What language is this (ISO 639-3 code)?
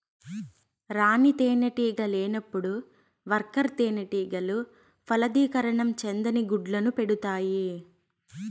tel